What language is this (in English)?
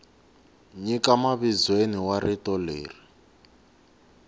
Tsonga